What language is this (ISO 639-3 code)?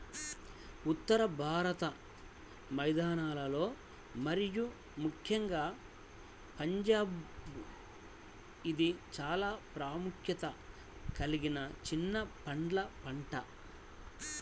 tel